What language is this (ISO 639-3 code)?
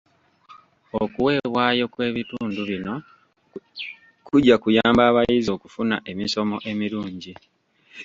lug